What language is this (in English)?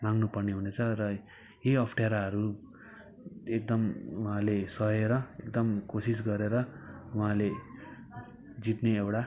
Nepali